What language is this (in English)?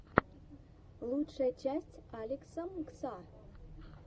Russian